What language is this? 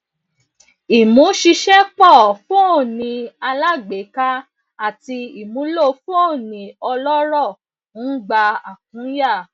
Yoruba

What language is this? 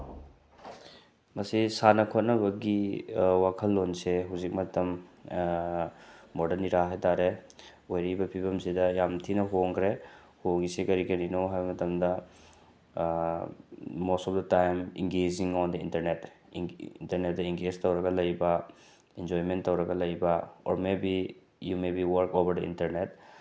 Manipuri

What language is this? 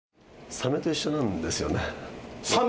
Japanese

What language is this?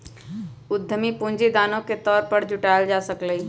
Magahi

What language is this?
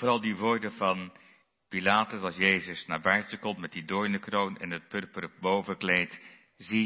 Dutch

